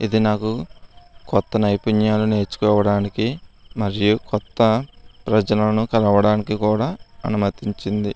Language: Telugu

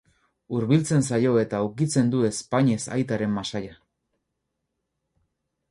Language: Basque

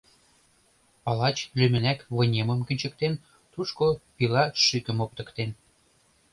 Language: Mari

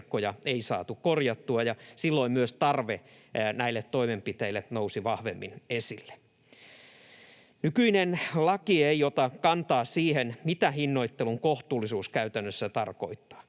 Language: Finnish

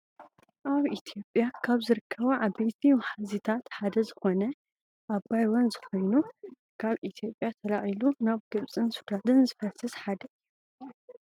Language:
Tigrinya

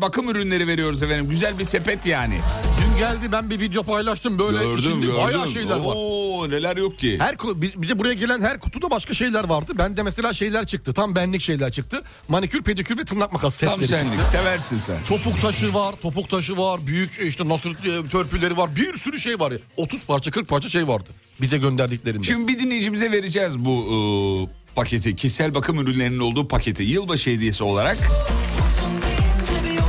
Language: Turkish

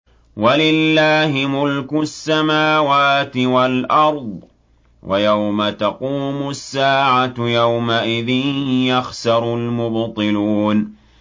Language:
Arabic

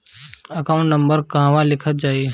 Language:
Bhojpuri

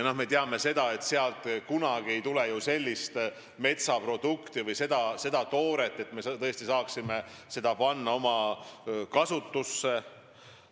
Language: Estonian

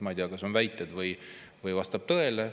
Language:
Estonian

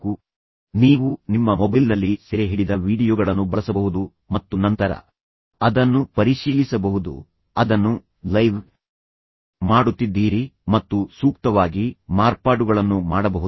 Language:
Kannada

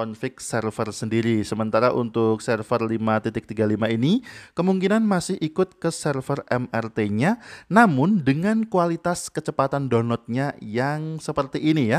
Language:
Indonesian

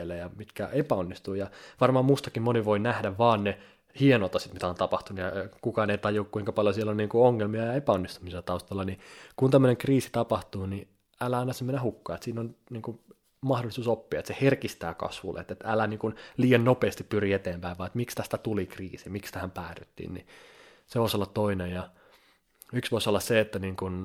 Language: Finnish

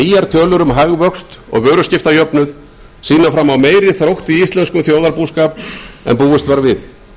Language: Icelandic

